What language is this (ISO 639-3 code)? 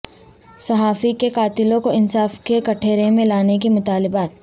urd